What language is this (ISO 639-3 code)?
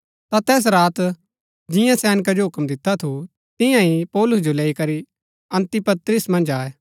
gbk